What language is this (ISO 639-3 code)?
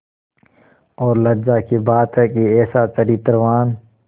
hin